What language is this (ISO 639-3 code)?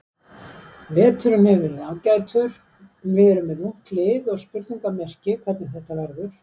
isl